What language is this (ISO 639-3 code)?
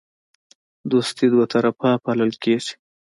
pus